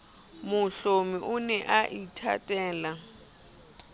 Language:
Southern Sotho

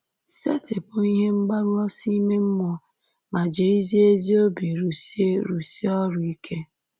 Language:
Igbo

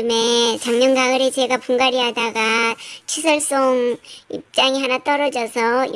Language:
Korean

